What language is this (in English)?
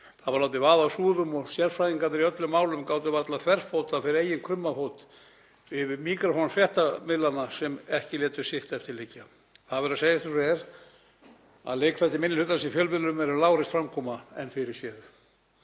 Icelandic